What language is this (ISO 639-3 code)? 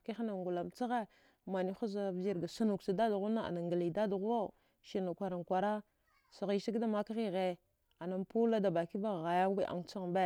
dgh